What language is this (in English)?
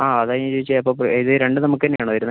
Malayalam